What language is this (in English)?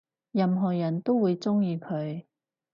Cantonese